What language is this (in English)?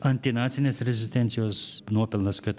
Lithuanian